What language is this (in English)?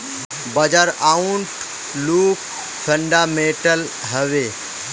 Magahi